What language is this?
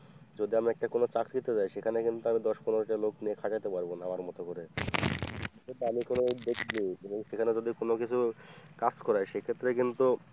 Bangla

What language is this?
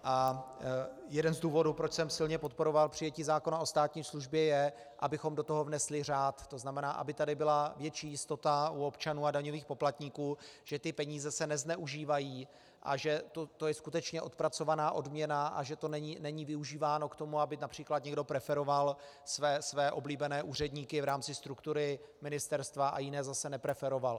Czech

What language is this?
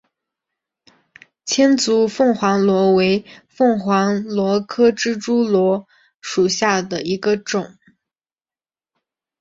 Chinese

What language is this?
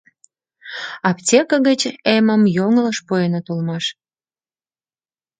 Mari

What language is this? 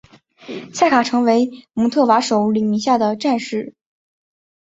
Chinese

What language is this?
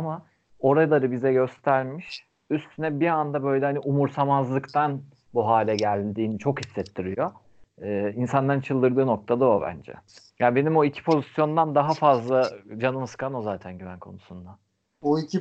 Turkish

